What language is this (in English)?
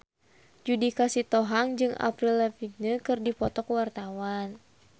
Sundanese